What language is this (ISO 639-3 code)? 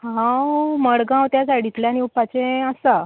kok